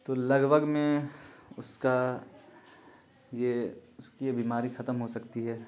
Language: Urdu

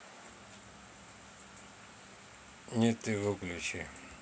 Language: Russian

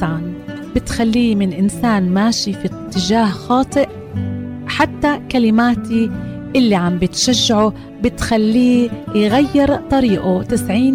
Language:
Arabic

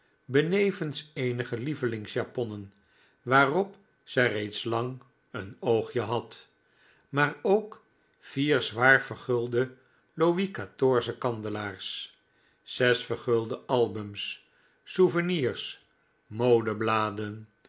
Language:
Dutch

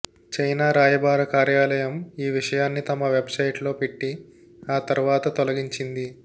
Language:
Telugu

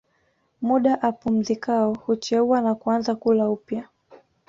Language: Swahili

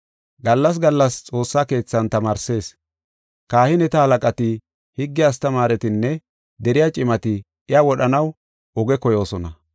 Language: Gofa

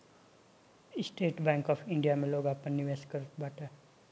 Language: Bhojpuri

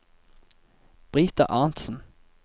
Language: Norwegian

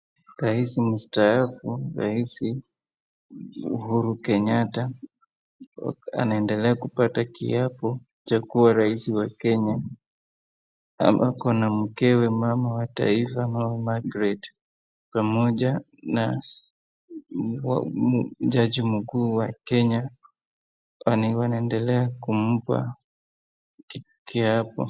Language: Swahili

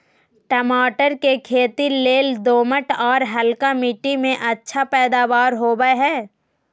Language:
Magahi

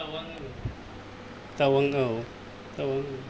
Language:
Bodo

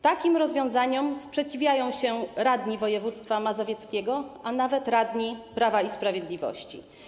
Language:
Polish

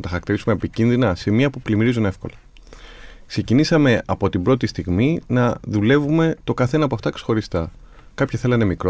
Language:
Greek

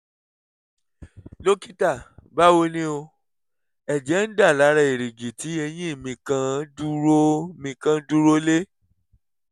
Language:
Yoruba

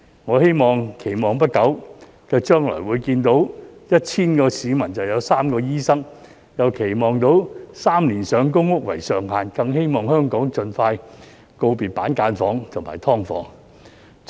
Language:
Cantonese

